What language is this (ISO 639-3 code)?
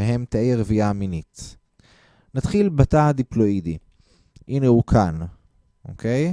heb